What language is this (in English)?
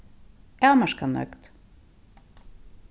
Faroese